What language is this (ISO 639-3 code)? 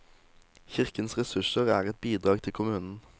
nor